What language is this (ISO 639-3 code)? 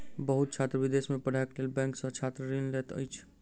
mai